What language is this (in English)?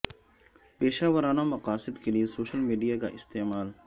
Urdu